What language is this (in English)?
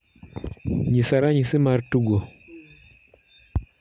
Luo (Kenya and Tanzania)